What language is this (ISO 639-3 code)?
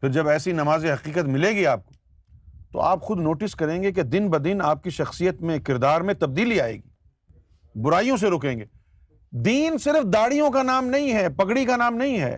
urd